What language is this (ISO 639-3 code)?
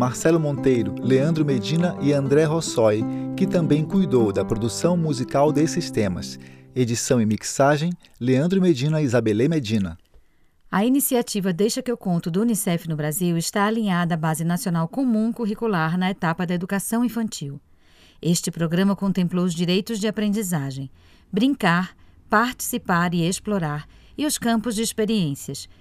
por